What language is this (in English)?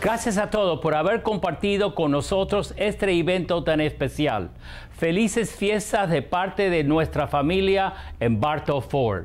Spanish